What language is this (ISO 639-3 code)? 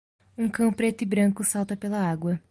por